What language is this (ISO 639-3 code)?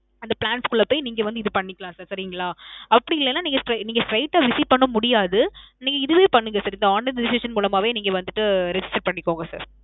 tam